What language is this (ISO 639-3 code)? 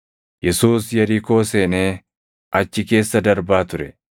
orm